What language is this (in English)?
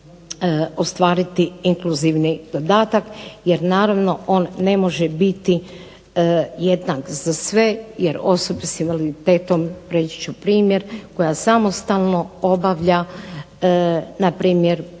Croatian